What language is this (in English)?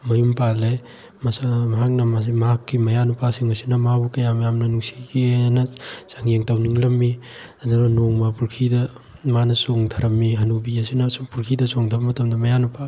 Manipuri